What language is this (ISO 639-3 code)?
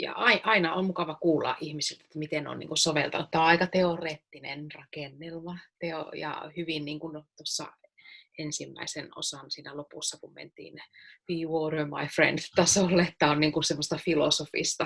fin